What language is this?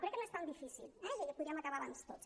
Catalan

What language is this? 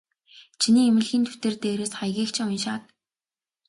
Mongolian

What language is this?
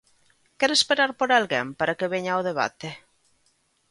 Galician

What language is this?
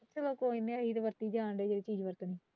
Punjabi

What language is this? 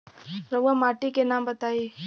Bhojpuri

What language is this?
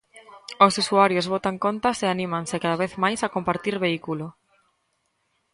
Galician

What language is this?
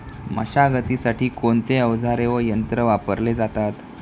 Marathi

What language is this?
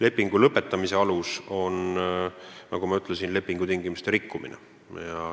Estonian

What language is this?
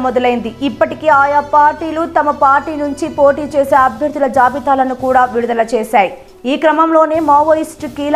Telugu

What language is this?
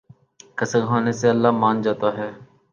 Urdu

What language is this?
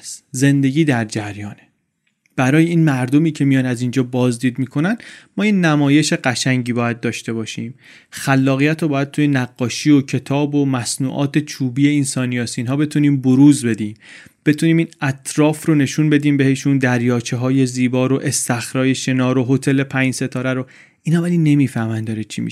Persian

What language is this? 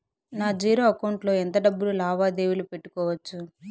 Telugu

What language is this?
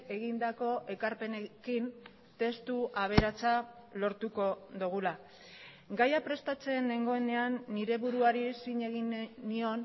Basque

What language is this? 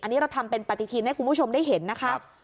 Thai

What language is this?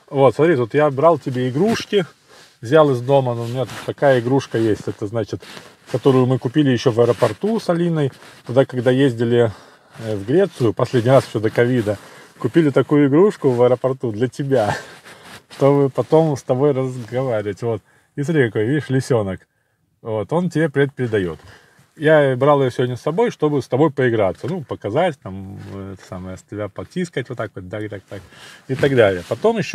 Russian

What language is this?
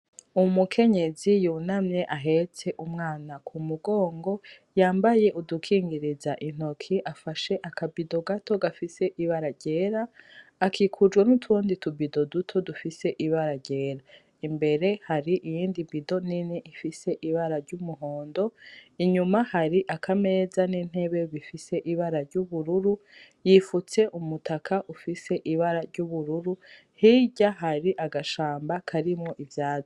Rundi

